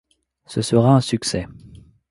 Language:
French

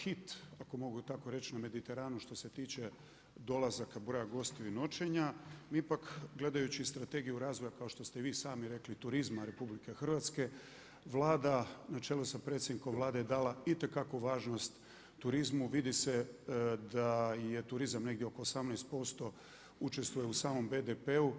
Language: Croatian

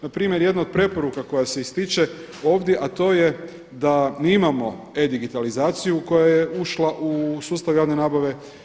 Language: Croatian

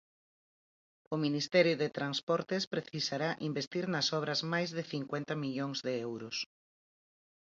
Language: Galician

